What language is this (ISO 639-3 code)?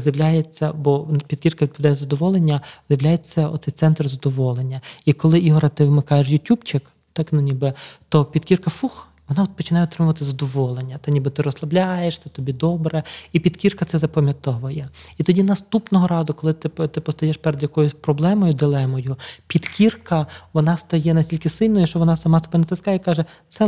ukr